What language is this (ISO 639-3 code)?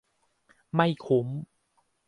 tha